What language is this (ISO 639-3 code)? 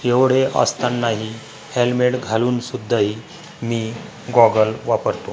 mar